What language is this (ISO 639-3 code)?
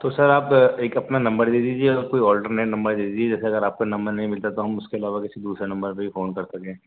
urd